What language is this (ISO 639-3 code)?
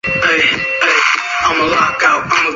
zho